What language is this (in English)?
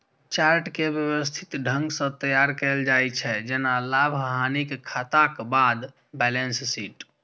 Maithili